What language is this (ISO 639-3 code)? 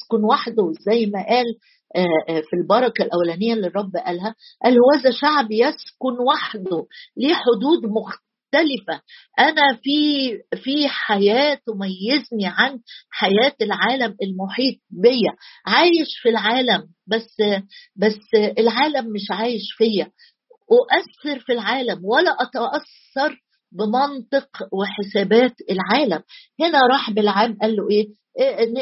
ara